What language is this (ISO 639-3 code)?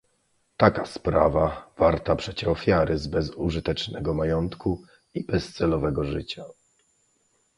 pol